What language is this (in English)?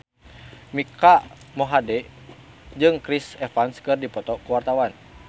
Sundanese